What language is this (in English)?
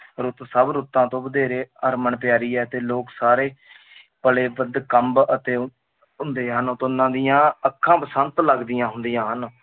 Punjabi